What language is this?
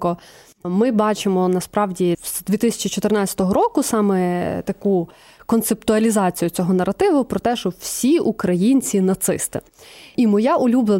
Ukrainian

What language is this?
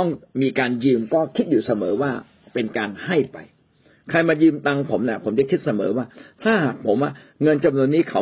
Thai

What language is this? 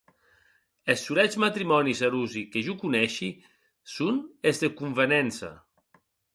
Occitan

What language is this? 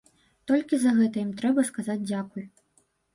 Belarusian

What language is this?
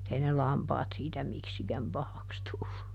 Finnish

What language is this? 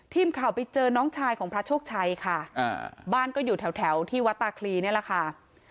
Thai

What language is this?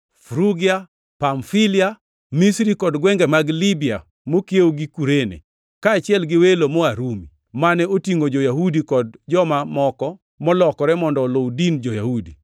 Luo (Kenya and Tanzania)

